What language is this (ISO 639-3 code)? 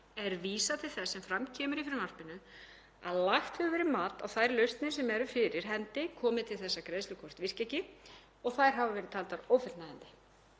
isl